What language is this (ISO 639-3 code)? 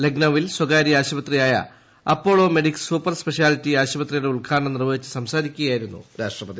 mal